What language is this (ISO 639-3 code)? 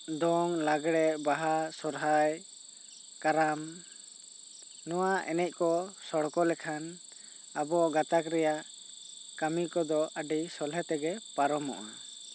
sat